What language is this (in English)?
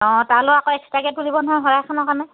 Assamese